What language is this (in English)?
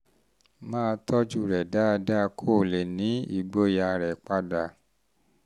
Yoruba